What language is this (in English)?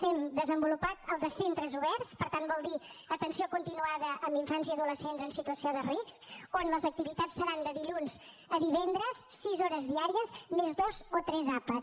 Catalan